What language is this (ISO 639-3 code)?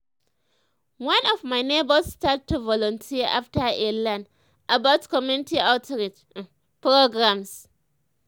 pcm